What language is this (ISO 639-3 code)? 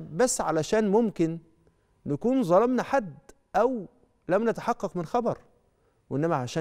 ara